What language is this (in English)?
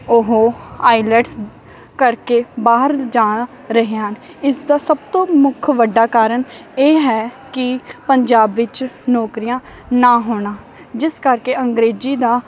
Punjabi